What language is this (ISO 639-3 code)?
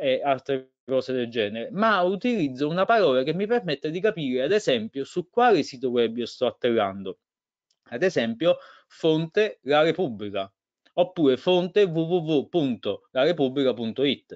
ita